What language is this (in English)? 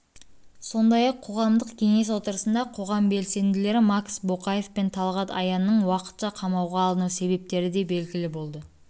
Kazakh